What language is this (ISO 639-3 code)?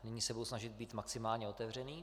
ces